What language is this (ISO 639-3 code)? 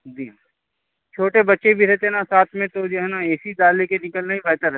urd